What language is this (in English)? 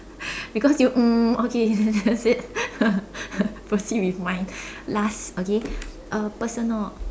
English